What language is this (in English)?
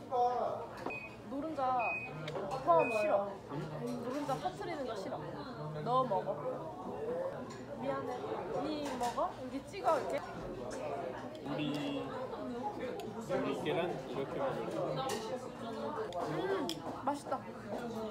Korean